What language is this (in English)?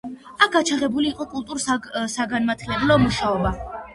Georgian